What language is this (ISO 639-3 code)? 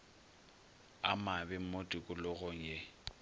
nso